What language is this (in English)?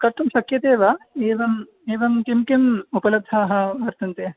Sanskrit